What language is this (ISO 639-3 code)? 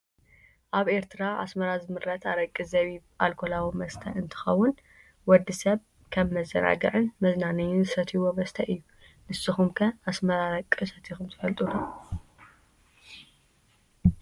tir